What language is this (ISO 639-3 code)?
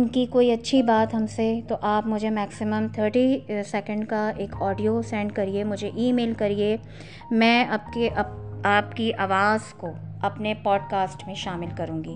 urd